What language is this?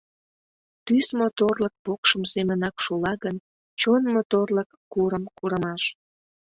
Mari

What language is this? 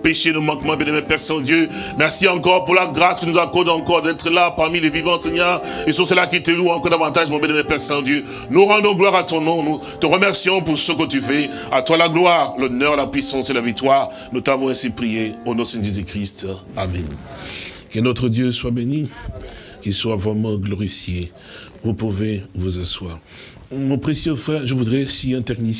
French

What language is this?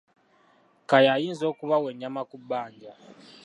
Ganda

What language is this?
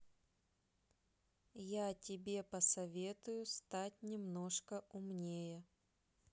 Russian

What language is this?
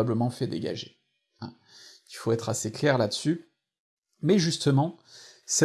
French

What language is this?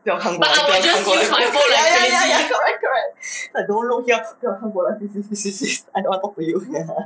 English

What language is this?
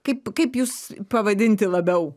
Lithuanian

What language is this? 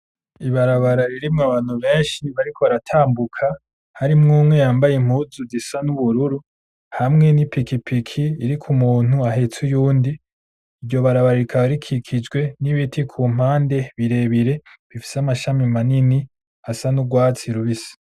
Rundi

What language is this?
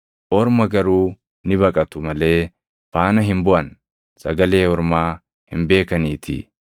Oromo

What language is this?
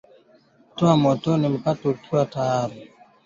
Swahili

